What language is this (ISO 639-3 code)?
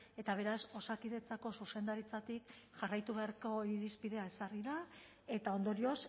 eus